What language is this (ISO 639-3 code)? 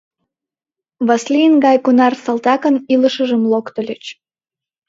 chm